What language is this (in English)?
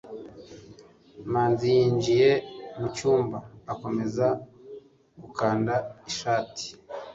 Kinyarwanda